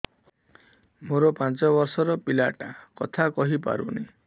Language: Odia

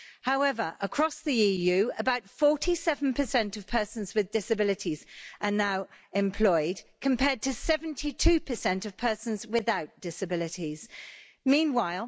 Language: English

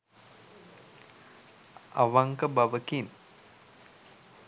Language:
Sinhala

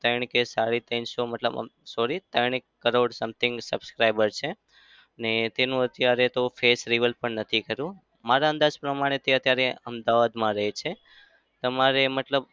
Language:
Gujarati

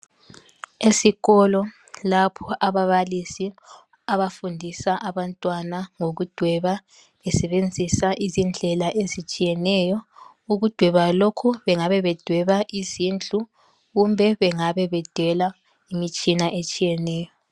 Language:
North Ndebele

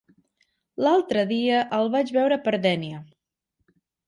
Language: Catalan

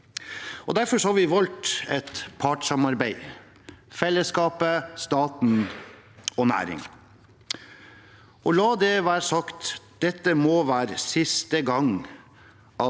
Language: Norwegian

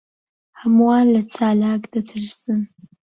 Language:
Central Kurdish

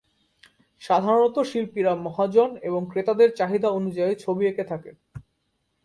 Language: Bangla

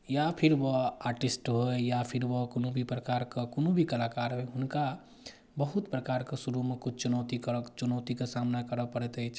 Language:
Maithili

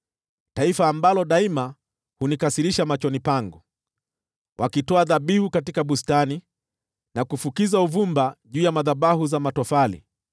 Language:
Swahili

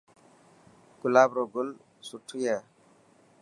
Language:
Dhatki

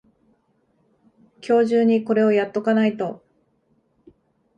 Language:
Japanese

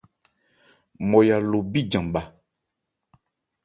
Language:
Ebrié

